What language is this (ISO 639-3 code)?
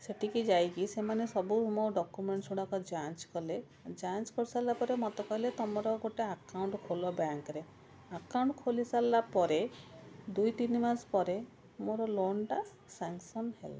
ori